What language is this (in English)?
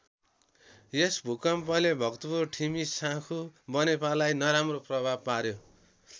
Nepali